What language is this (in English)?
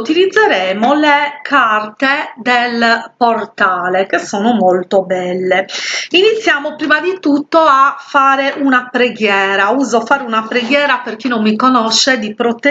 Italian